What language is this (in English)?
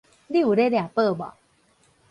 Min Nan Chinese